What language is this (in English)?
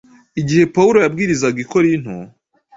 Kinyarwanda